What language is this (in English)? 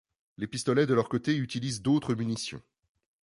French